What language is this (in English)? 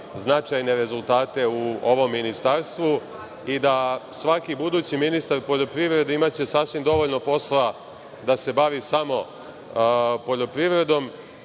Serbian